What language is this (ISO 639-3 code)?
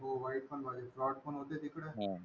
mar